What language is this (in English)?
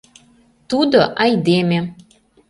Mari